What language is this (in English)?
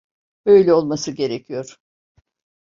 Turkish